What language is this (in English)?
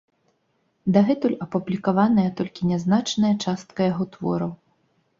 Belarusian